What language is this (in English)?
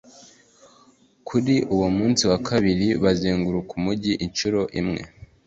Kinyarwanda